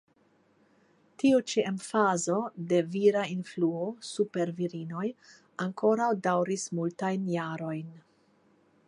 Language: Esperanto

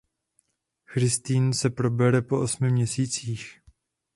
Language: Czech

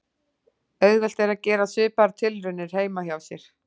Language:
Icelandic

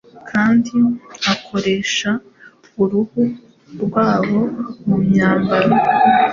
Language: Kinyarwanda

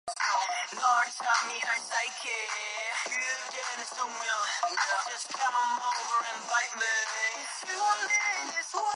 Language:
Georgian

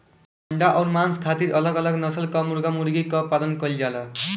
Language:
Bhojpuri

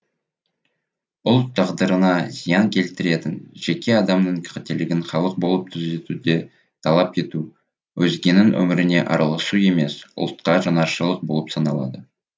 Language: Kazakh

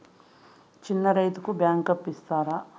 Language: Telugu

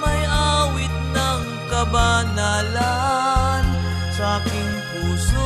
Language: Filipino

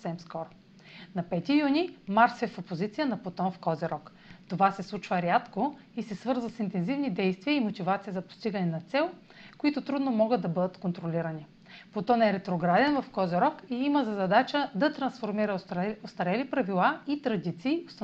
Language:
Bulgarian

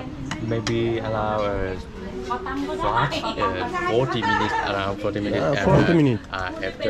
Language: Turkish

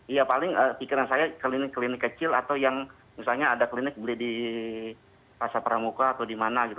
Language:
Indonesian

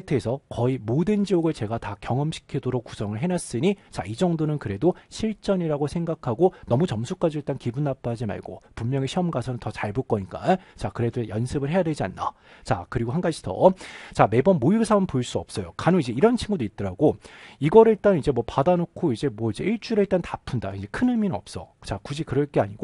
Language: Korean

